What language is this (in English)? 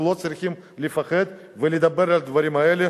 Hebrew